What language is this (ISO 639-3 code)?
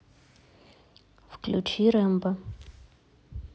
rus